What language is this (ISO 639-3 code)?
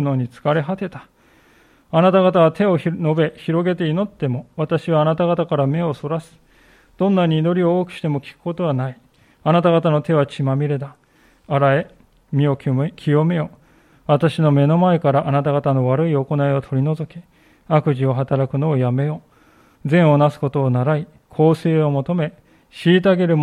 jpn